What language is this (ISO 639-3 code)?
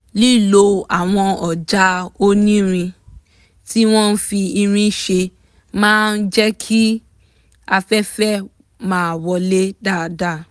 yor